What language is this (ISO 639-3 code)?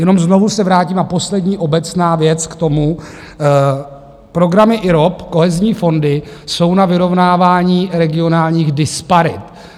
ces